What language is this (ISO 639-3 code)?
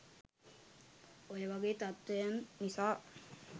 sin